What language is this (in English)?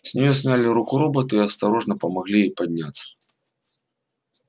Russian